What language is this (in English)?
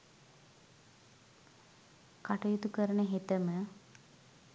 Sinhala